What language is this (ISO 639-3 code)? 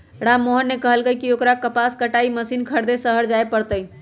mag